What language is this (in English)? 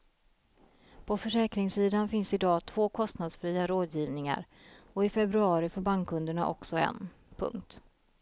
Swedish